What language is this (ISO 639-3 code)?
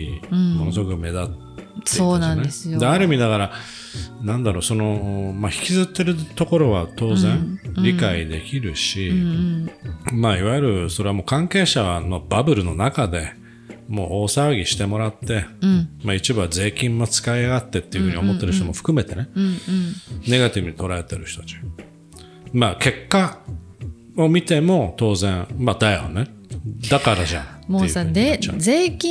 jpn